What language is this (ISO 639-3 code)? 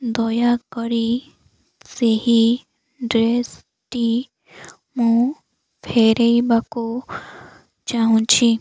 ori